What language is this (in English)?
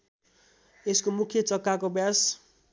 Nepali